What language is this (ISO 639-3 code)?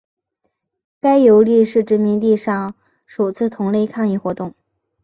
zho